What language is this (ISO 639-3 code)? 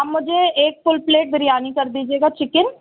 urd